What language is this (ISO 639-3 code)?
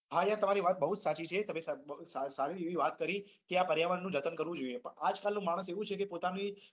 guj